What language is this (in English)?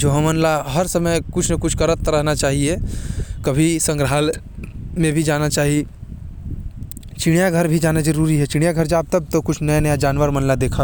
Korwa